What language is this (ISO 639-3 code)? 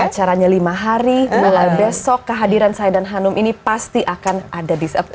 ind